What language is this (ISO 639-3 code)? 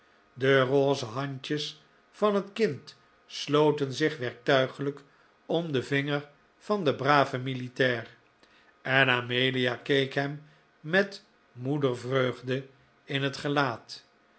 nld